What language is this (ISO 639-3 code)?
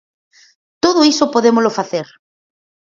glg